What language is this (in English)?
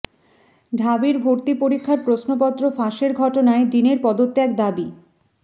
Bangla